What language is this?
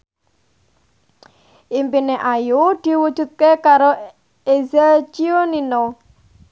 Javanese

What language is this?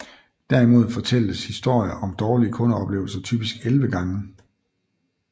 Danish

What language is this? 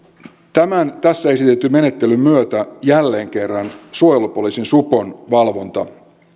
Finnish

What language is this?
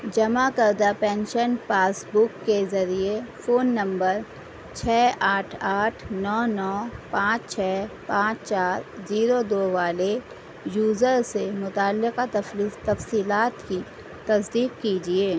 Urdu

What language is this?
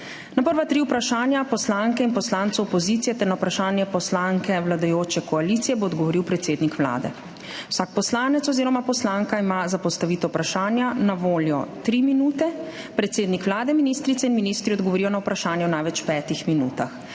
Slovenian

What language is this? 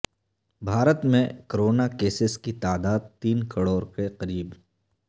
Urdu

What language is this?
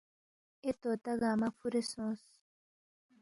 Balti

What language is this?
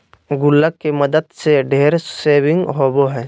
Magahi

